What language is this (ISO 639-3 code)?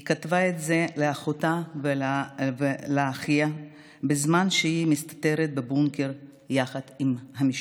heb